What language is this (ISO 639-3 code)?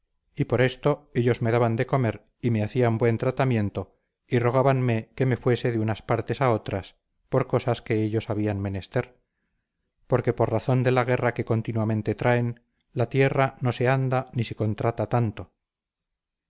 spa